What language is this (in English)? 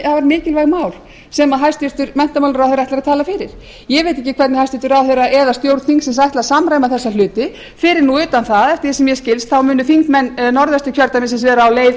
Icelandic